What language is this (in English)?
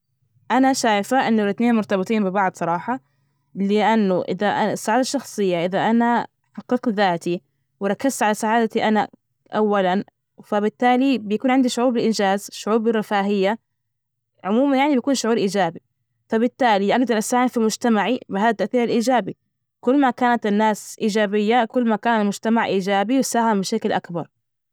Najdi Arabic